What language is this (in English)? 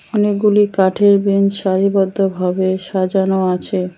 Bangla